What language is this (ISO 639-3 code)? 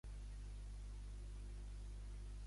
cat